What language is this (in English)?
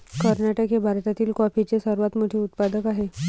Marathi